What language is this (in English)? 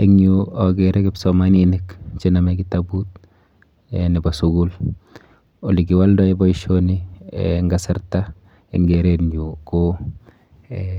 Kalenjin